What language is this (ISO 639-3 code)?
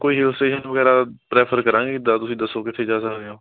pan